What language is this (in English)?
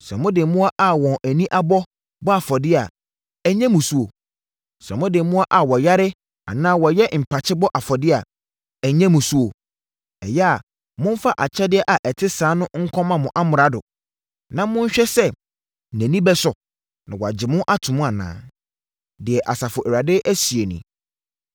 Akan